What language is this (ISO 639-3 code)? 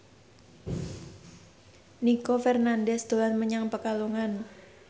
jav